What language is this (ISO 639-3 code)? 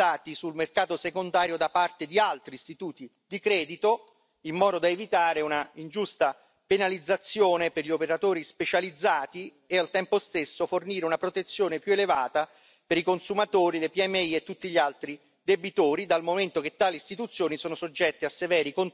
ita